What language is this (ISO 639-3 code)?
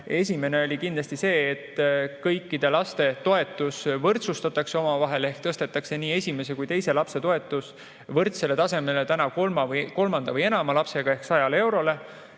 est